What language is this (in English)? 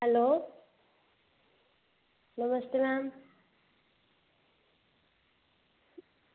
Dogri